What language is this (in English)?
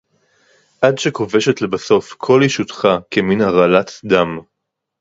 Hebrew